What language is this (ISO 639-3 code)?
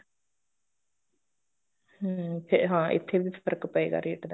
pan